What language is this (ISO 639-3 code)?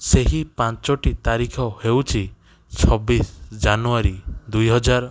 ori